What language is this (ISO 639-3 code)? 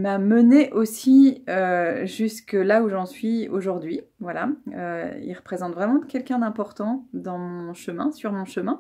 fra